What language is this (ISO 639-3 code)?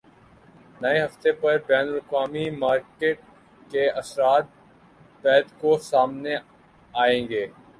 urd